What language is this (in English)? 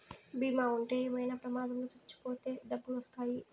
Telugu